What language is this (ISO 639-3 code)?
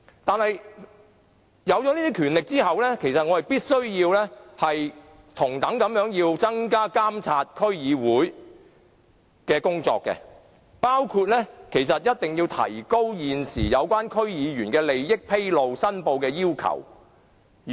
yue